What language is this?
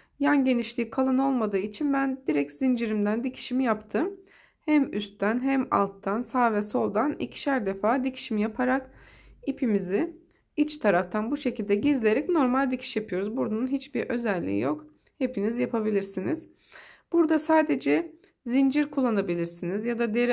Turkish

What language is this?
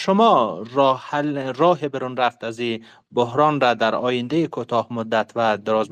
Persian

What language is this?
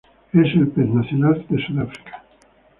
Spanish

